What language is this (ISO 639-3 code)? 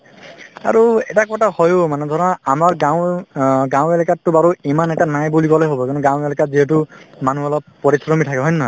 asm